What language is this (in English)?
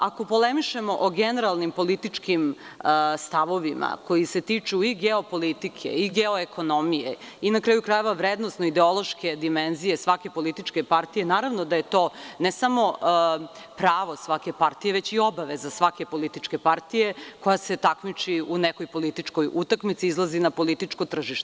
Serbian